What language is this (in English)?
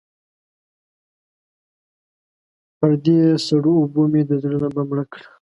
Pashto